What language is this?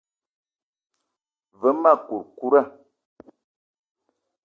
Eton (Cameroon)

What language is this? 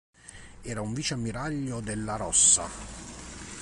Italian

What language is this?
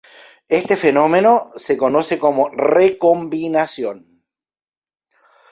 Spanish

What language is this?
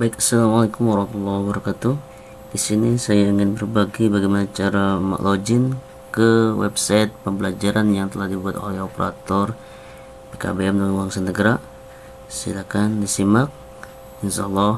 Indonesian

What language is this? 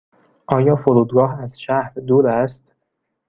Persian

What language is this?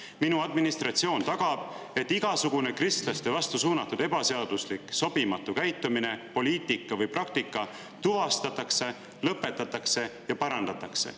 Estonian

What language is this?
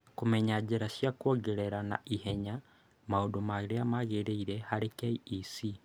Kikuyu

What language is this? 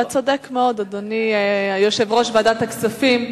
Hebrew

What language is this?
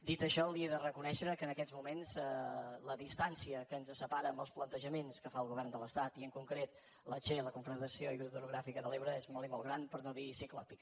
Catalan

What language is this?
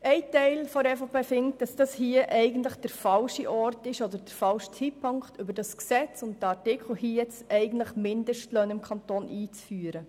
Swiss German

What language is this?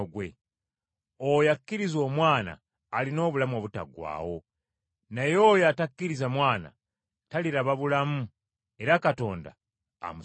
Ganda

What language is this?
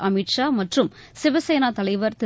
Tamil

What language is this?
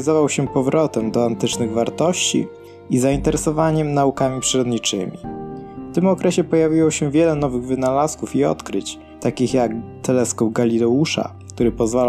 Polish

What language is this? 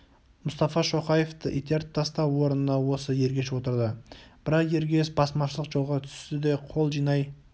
Kazakh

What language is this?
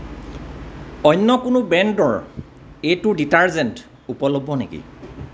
Assamese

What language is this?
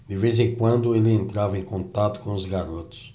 Portuguese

